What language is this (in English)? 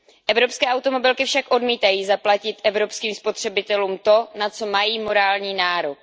Czech